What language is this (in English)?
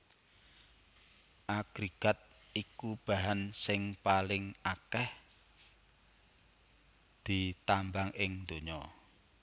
Javanese